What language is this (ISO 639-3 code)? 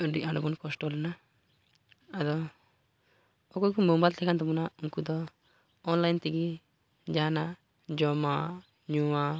sat